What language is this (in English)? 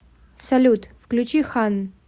Russian